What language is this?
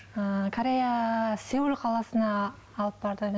Kazakh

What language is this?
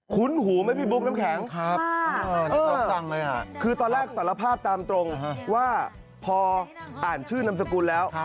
Thai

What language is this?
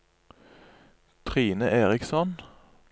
Norwegian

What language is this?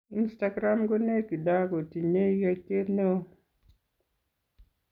Kalenjin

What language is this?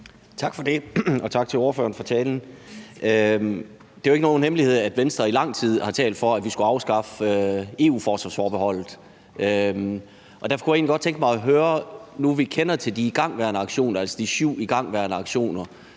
Danish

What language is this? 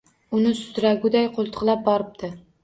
Uzbek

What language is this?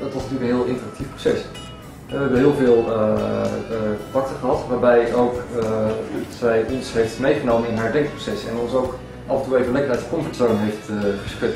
Dutch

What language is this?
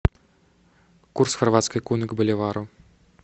Russian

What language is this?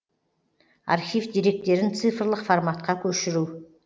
Kazakh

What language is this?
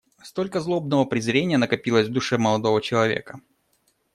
Russian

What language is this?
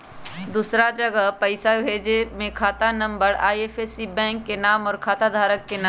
Magahi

